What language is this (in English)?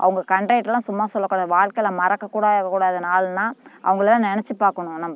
Tamil